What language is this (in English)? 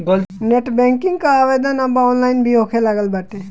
Bhojpuri